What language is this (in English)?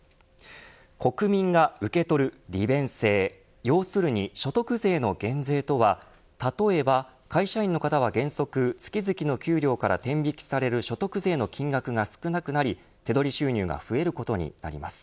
Japanese